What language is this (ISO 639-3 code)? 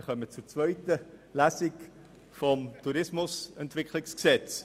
gsw